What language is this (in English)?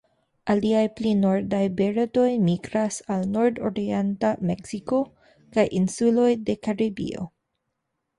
Esperanto